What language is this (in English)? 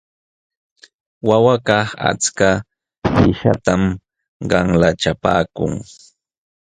Jauja Wanca Quechua